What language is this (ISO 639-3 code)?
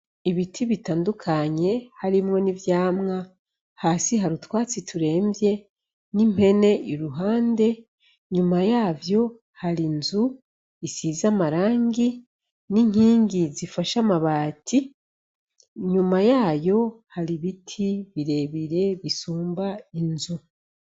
run